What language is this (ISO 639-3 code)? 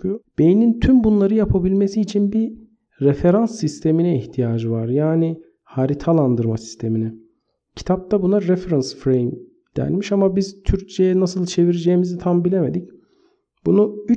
tur